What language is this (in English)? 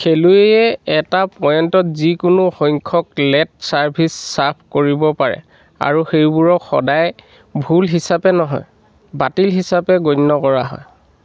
Assamese